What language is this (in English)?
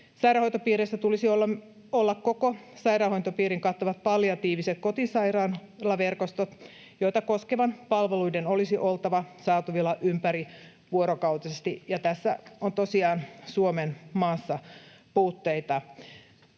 Finnish